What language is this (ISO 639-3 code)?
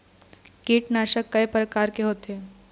hne